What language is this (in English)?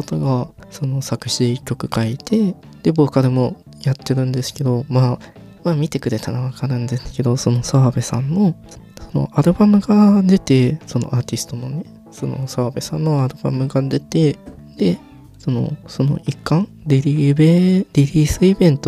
Japanese